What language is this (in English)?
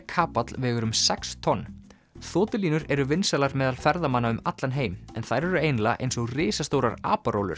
Icelandic